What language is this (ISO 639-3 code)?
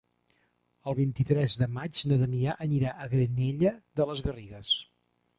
cat